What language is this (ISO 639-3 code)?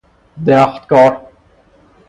fas